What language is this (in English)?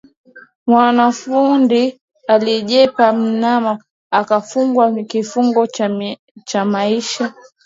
Swahili